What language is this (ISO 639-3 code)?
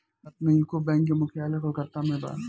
bho